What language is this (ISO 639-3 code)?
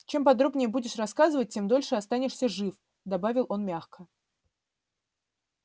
rus